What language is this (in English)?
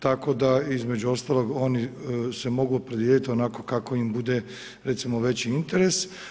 Croatian